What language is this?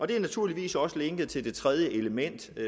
Danish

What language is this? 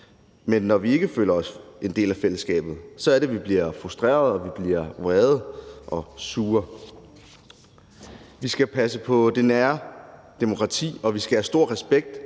Danish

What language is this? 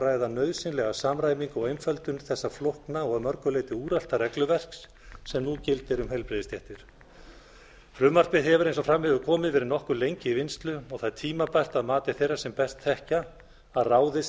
Icelandic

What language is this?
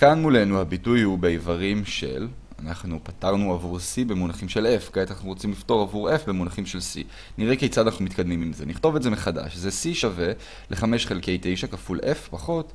Hebrew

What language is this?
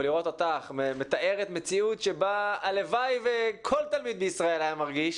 Hebrew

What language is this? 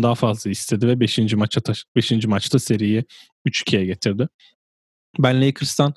Turkish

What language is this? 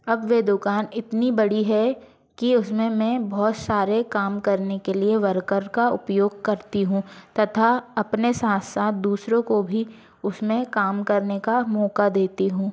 Hindi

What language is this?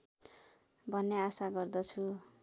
Nepali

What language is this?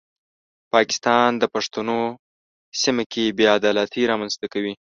Pashto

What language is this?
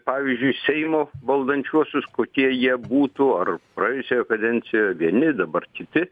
Lithuanian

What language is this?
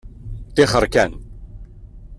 Kabyle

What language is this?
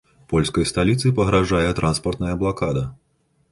Belarusian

